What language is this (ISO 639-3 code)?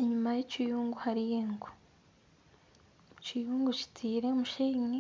nyn